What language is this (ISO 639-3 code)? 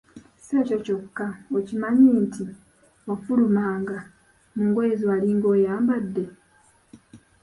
lug